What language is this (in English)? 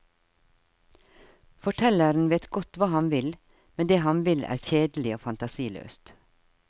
Norwegian